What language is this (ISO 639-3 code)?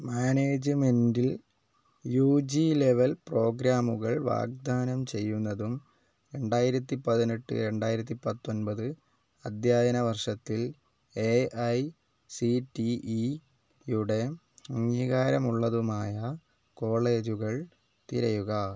mal